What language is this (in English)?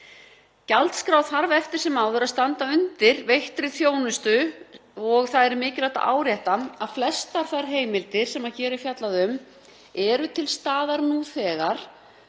Icelandic